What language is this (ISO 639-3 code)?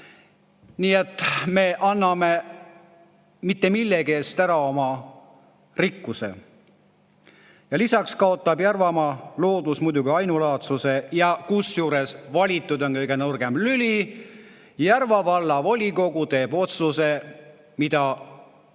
est